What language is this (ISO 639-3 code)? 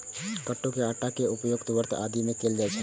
mai